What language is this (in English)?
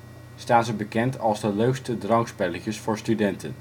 Dutch